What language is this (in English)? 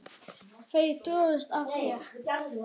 Icelandic